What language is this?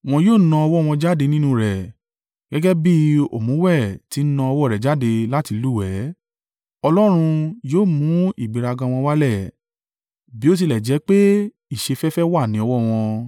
Yoruba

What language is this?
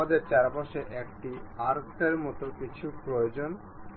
Bangla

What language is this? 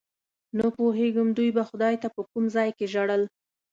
Pashto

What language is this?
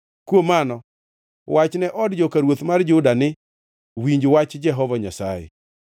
Luo (Kenya and Tanzania)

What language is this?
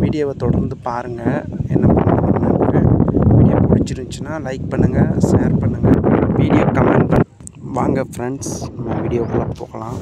Thai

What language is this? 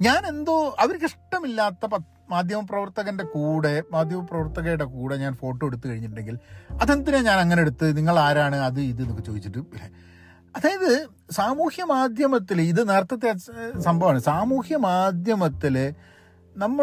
Malayalam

